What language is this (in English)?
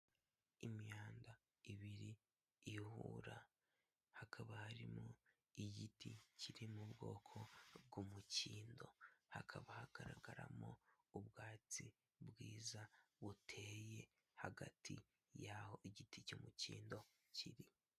Kinyarwanda